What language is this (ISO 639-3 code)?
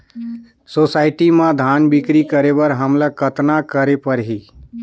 hne